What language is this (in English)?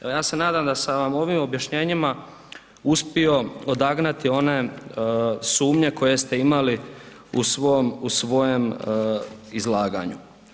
Croatian